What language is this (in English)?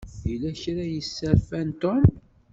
Kabyle